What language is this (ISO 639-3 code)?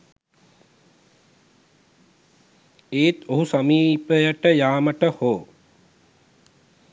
sin